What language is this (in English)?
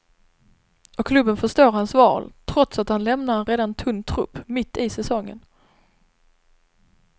Swedish